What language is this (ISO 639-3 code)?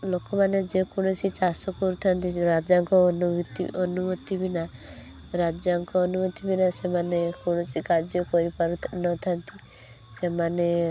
ori